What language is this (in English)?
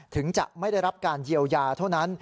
Thai